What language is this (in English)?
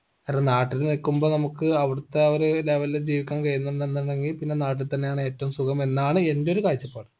Malayalam